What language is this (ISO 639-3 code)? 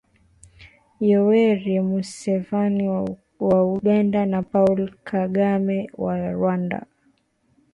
swa